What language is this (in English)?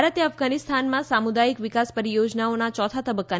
Gujarati